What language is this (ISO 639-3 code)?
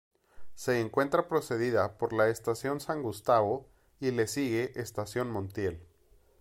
spa